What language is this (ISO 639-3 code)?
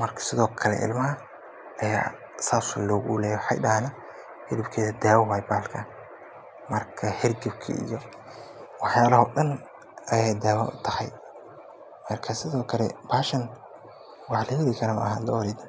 som